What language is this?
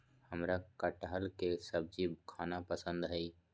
Magahi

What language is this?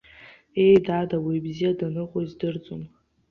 Abkhazian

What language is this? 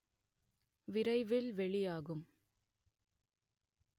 Tamil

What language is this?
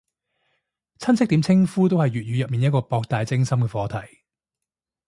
Cantonese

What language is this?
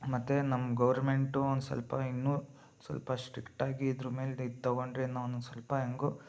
Kannada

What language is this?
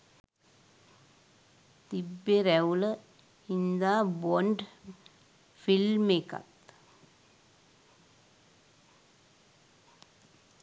Sinhala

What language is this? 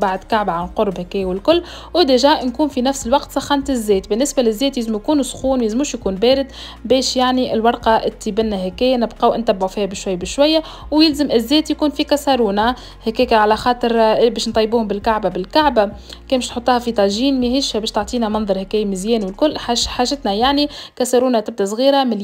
Arabic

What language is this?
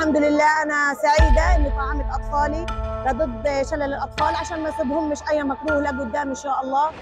Arabic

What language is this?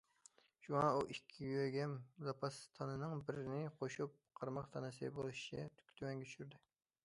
Uyghur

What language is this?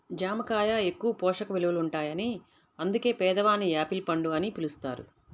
Telugu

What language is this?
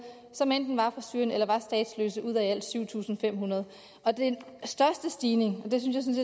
Danish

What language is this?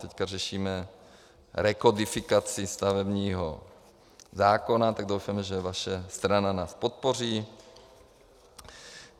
Czech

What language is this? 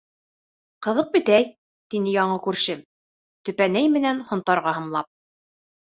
Bashkir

